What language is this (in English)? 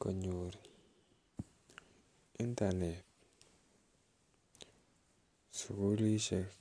Kalenjin